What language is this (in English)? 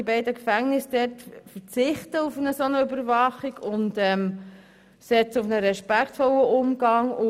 Swiss German